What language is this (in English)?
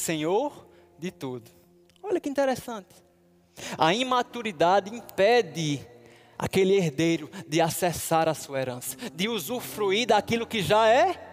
Portuguese